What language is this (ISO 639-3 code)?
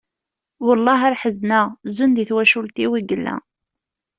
kab